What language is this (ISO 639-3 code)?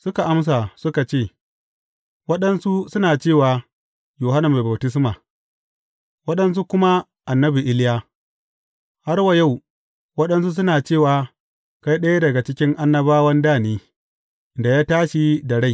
hau